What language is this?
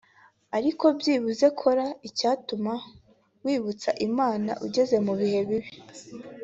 Kinyarwanda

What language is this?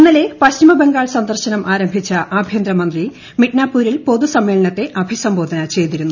Malayalam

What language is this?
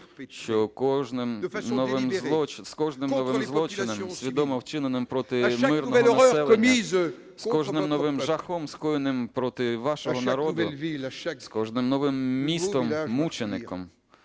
Ukrainian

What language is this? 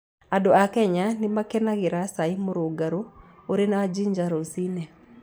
Kikuyu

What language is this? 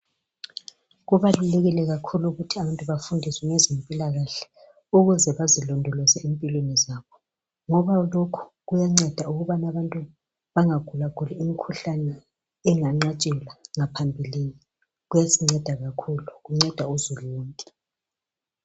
North Ndebele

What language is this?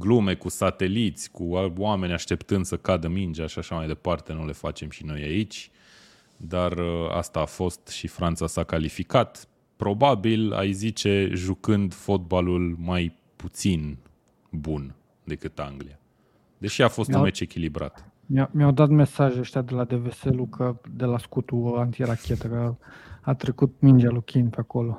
Romanian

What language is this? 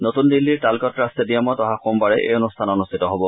Assamese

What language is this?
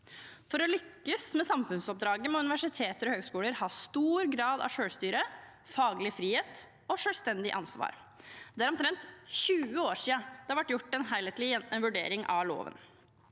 Norwegian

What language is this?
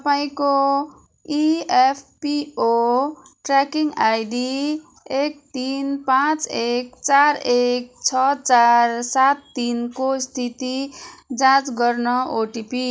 Nepali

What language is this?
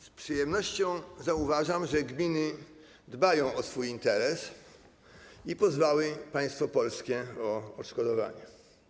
Polish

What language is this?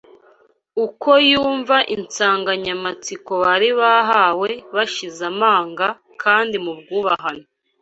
Kinyarwanda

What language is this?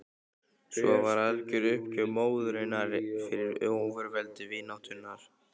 Icelandic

